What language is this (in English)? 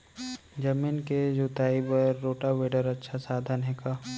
Chhattisgarhi